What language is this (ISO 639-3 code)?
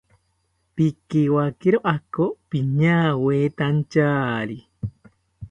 cpy